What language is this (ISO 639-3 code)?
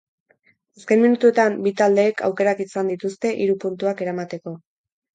eus